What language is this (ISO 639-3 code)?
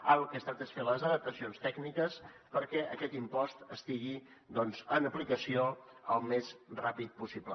cat